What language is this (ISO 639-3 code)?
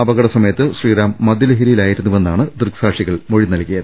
mal